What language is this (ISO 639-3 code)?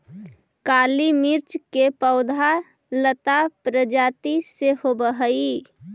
mag